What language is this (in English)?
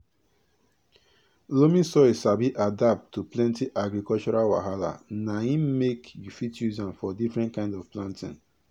Nigerian Pidgin